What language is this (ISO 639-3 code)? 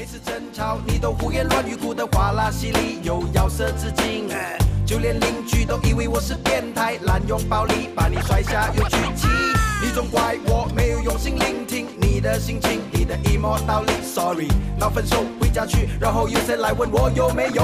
vie